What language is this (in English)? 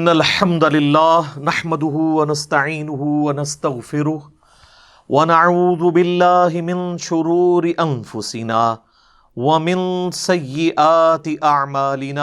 Urdu